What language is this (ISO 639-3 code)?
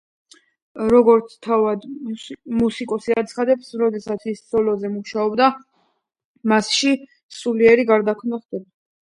kat